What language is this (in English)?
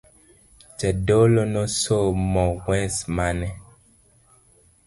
Luo (Kenya and Tanzania)